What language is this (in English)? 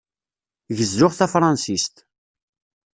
Kabyle